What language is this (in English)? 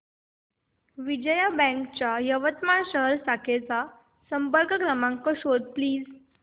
Marathi